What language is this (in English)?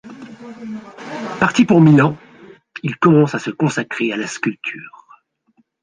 French